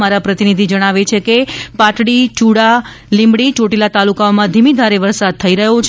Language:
Gujarati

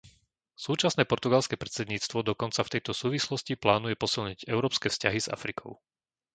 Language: Slovak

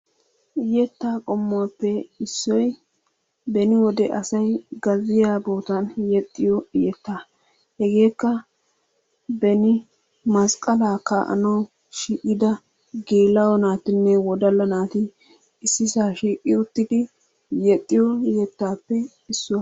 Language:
Wolaytta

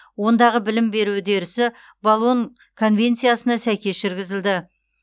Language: Kazakh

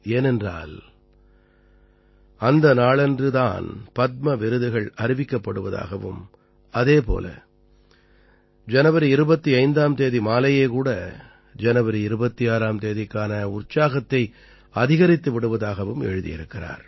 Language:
Tamil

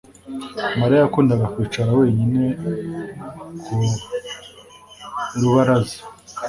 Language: Kinyarwanda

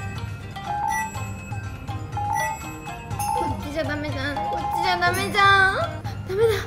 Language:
Japanese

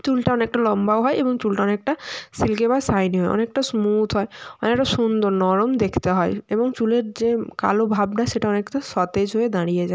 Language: Bangla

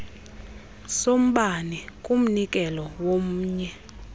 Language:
Xhosa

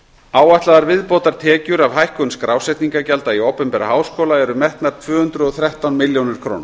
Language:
Icelandic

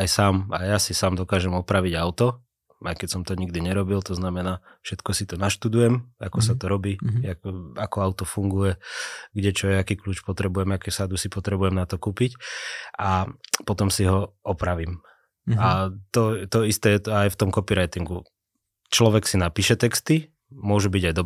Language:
Slovak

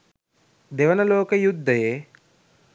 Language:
Sinhala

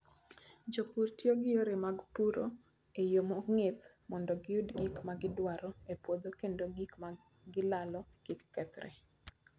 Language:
Luo (Kenya and Tanzania)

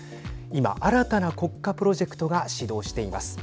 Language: Japanese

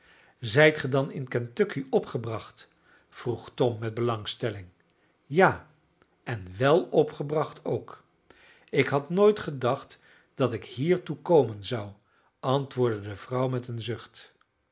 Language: Dutch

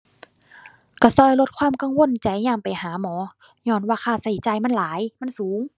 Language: Thai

